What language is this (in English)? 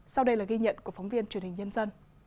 Vietnamese